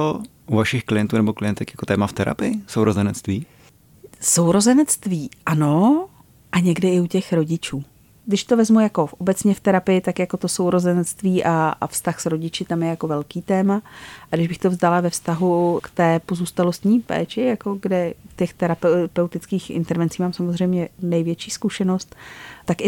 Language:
Czech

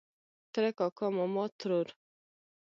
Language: Pashto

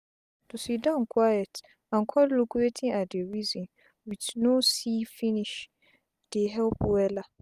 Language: Nigerian Pidgin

